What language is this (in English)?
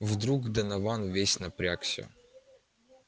Russian